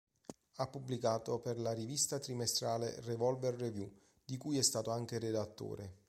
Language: Italian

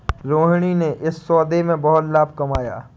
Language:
Hindi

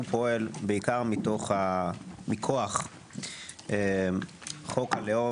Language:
Hebrew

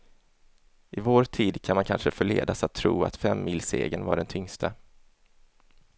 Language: Swedish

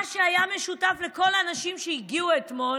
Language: Hebrew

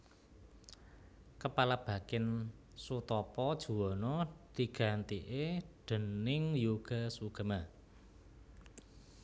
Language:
Javanese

